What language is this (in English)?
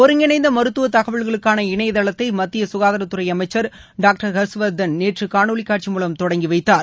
Tamil